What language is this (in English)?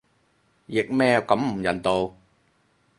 Cantonese